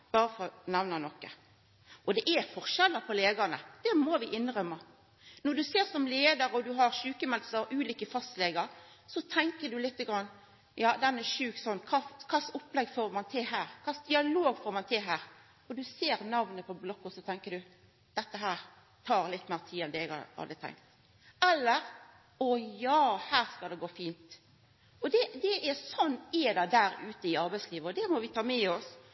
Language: Norwegian Nynorsk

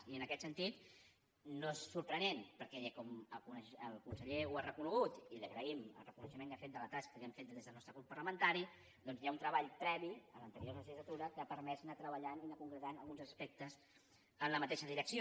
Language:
Catalan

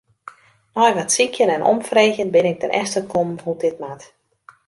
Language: Western Frisian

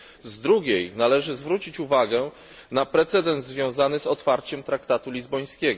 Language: Polish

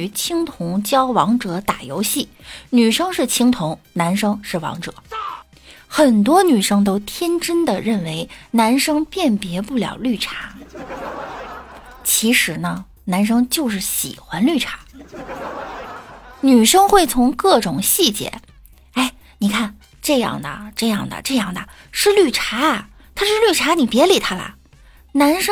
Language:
Chinese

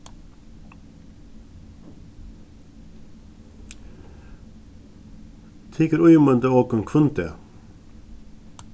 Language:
Faroese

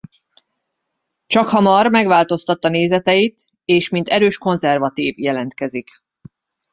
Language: Hungarian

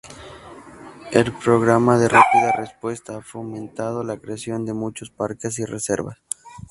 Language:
Spanish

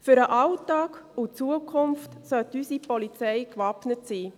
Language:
Swiss German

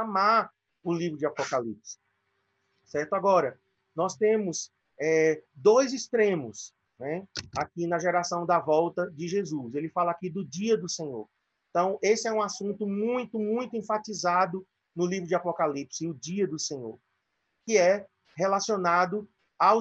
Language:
Portuguese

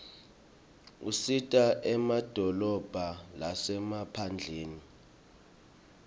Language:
Swati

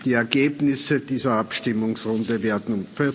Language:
German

